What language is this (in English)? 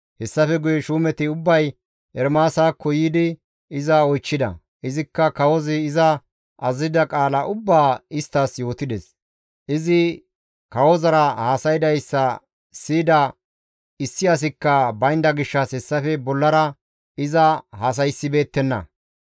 Gamo